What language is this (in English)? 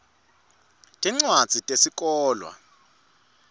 Swati